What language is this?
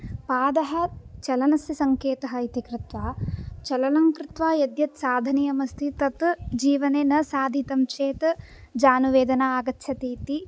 Sanskrit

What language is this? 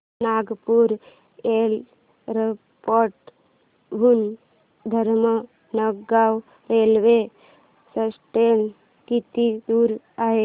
Marathi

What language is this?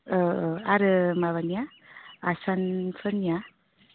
Bodo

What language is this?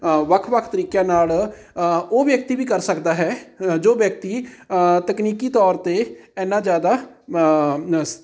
Punjabi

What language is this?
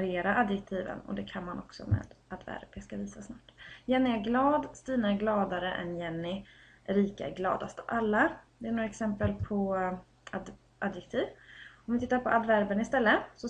Swedish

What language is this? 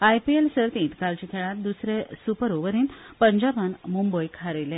Konkani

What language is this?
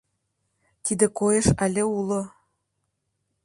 Mari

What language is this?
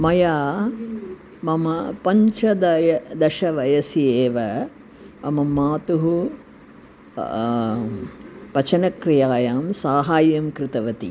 Sanskrit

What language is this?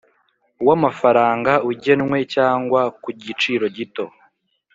Kinyarwanda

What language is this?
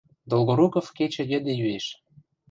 Western Mari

